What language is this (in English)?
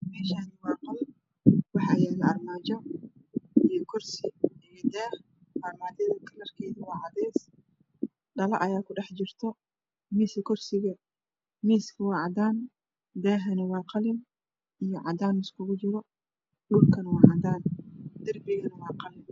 Somali